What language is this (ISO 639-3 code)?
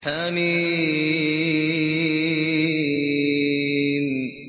ara